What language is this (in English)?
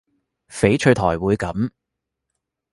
Cantonese